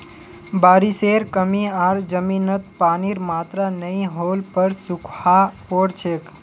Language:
Magahi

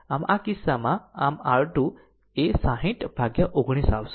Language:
Gujarati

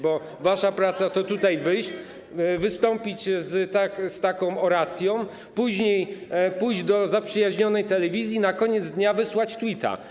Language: Polish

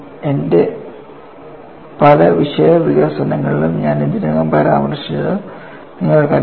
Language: Malayalam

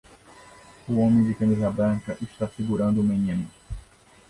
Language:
Portuguese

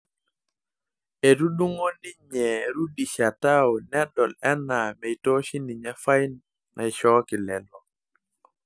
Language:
Masai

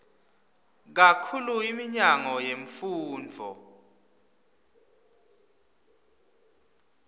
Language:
Swati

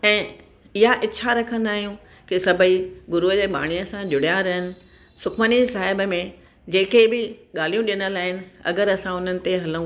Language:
Sindhi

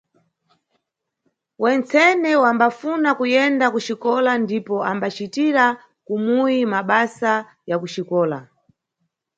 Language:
Nyungwe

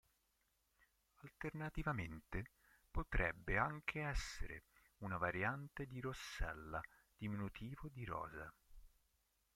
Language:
Italian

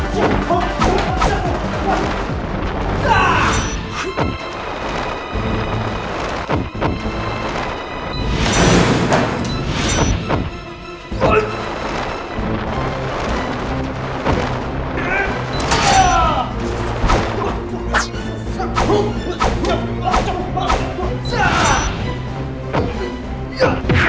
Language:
Indonesian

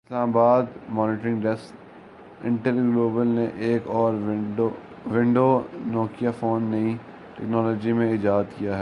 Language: Urdu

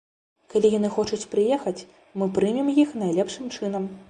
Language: Belarusian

